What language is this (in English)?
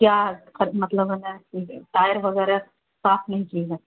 Urdu